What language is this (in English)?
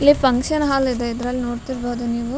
Kannada